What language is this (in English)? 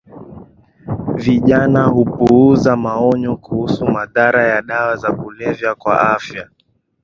Swahili